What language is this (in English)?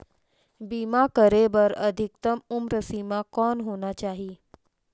Chhattisgarhi